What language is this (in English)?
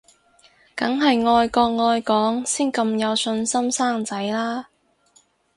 Cantonese